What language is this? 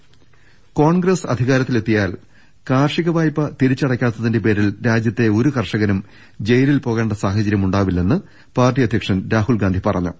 Malayalam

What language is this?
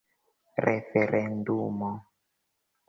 Esperanto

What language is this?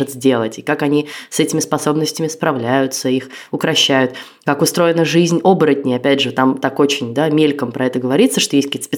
Russian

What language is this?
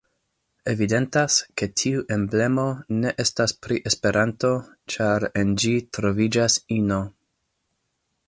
Esperanto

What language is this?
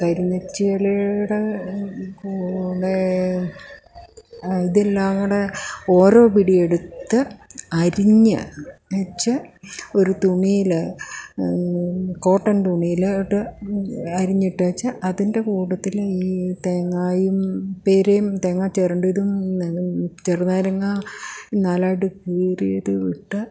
Malayalam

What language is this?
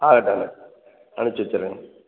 Tamil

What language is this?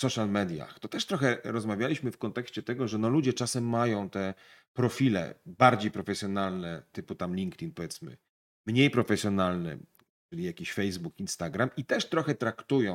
Polish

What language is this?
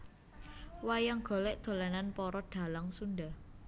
Javanese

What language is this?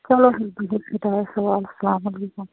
Kashmiri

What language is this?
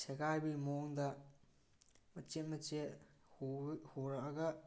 Manipuri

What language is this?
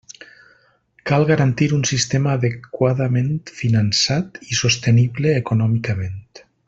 Catalan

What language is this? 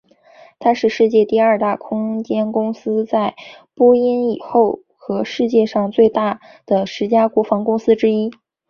Chinese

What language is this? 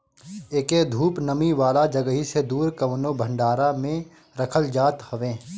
Bhojpuri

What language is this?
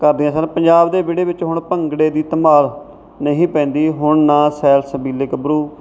Punjabi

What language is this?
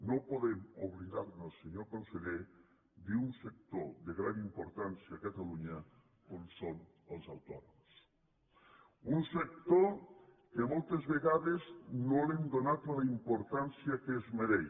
Catalan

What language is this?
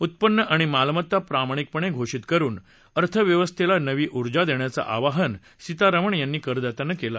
Marathi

